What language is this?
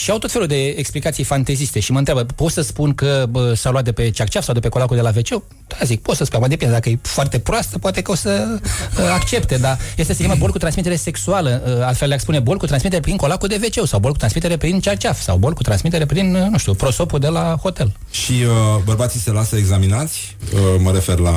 Romanian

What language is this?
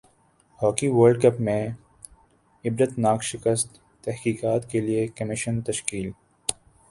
Urdu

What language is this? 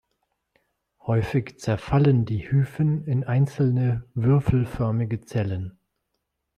German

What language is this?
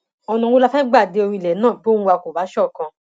Yoruba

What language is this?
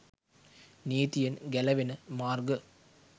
Sinhala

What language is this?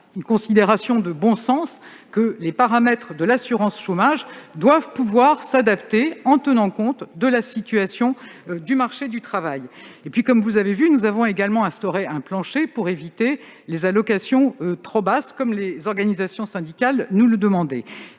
French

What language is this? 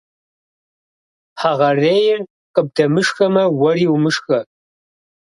Kabardian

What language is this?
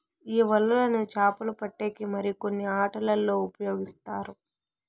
Telugu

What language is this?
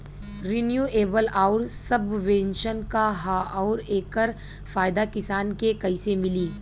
Bhojpuri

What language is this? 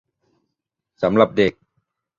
Thai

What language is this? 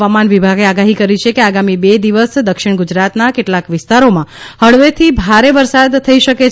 Gujarati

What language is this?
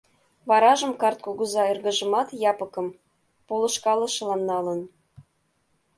Mari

